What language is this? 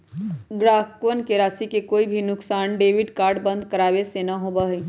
Magahi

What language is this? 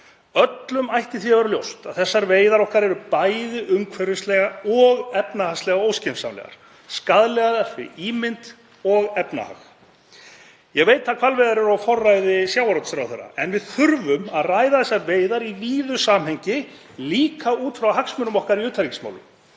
Icelandic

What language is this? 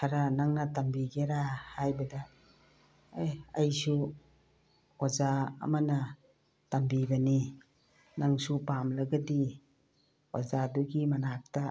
Manipuri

